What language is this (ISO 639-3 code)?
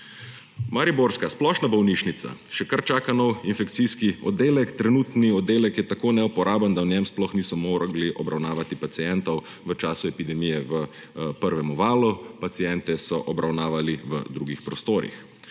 slv